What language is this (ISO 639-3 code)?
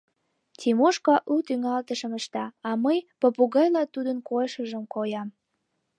chm